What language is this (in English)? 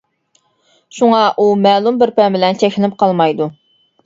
Uyghur